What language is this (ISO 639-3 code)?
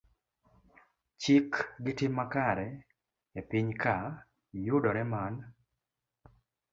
luo